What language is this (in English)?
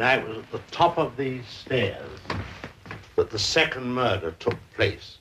Swedish